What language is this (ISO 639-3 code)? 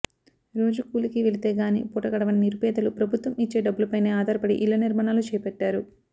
tel